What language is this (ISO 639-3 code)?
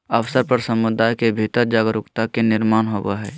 mag